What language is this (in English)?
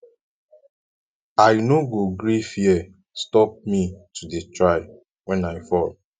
Nigerian Pidgin